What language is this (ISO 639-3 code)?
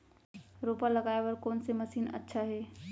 hne